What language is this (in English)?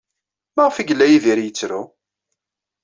Kabyle